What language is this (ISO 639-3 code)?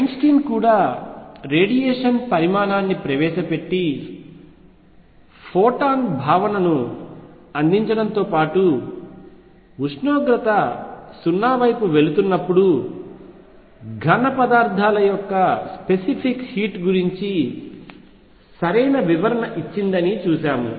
tel